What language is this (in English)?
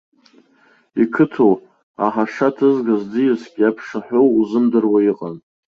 Abkhazian